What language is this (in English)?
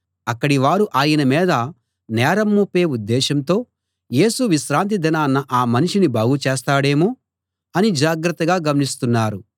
Telugu